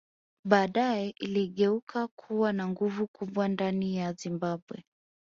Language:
Swahili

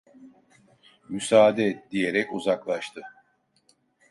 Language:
Turkish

